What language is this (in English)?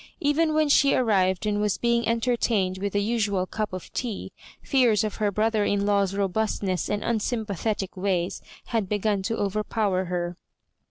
English